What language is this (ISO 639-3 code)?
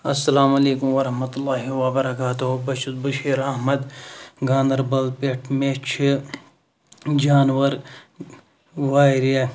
kas